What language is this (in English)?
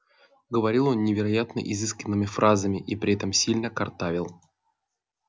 Russian